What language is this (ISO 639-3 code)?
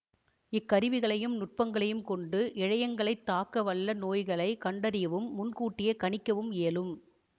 tam